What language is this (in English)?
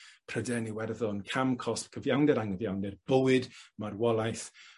Welsh